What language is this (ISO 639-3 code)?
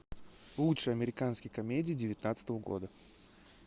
rus